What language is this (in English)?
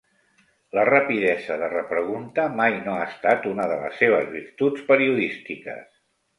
Catalan